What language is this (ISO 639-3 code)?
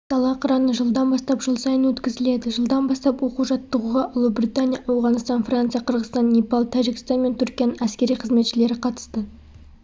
kaz